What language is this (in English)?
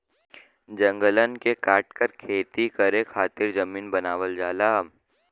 Bhojpuri